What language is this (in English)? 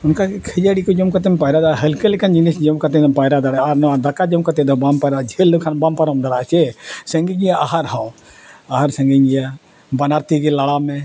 Santali